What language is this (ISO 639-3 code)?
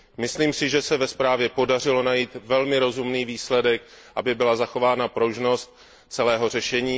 ces